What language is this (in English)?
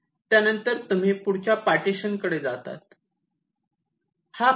Marathi